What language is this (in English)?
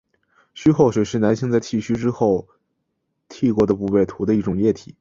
Chinese